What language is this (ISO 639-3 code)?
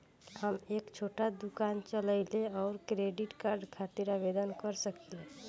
bho